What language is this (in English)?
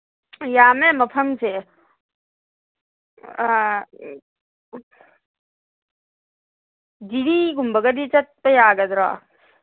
Manipuri